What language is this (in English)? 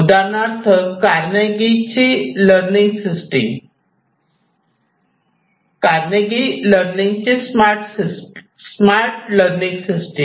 Marathi